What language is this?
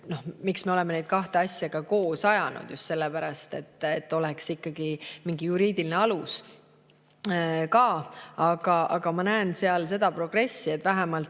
Estonian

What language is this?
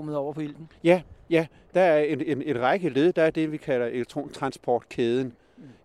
Danish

